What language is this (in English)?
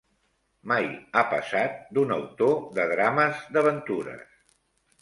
Catalan